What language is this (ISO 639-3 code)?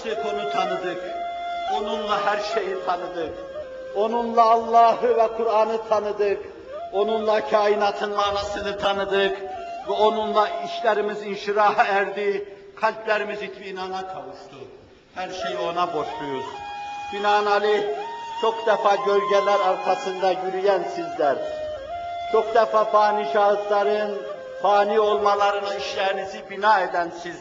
tur